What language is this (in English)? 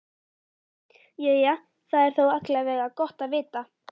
Icelandic